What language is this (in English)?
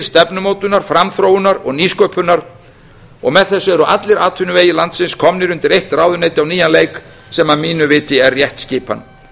Icelandic